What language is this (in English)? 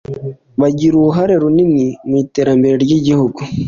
Kinyarwanda